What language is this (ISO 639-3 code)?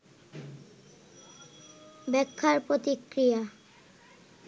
ben